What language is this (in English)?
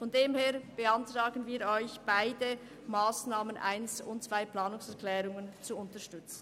Swiss German